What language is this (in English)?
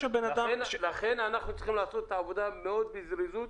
Hebrew